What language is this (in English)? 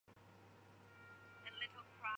Chinese